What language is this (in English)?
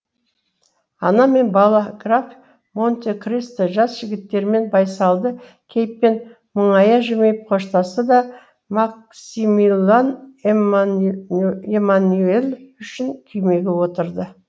Kazakh